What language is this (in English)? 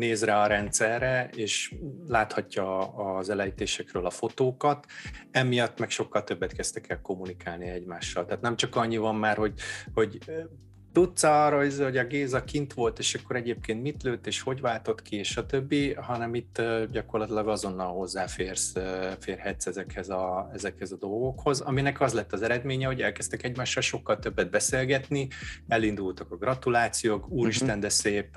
Hungarian